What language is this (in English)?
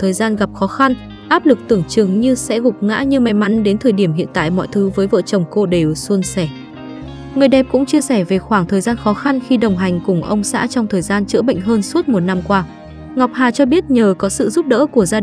Vietnamese